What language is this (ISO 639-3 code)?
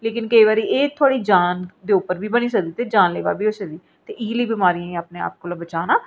doi